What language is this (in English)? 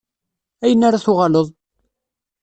Kabyle